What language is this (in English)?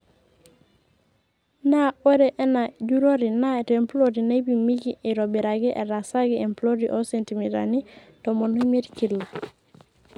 Masai